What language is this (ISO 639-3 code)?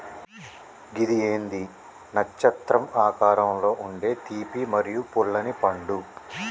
tel